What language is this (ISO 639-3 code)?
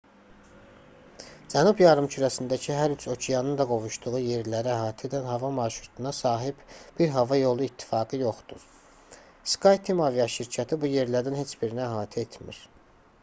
aze